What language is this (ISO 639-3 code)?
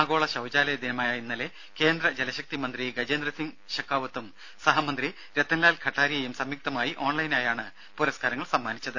mal